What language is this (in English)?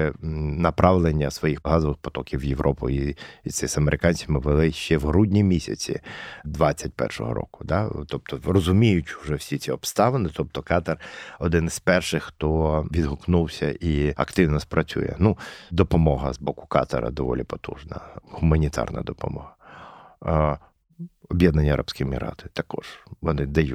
Ukrainian